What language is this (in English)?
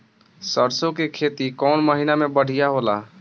Bhojpuri